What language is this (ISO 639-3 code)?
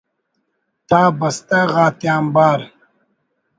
brh